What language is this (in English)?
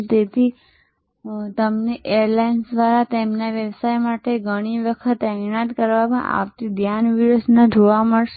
Gujarati